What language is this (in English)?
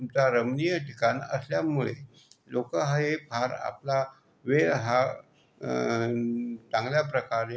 Marathi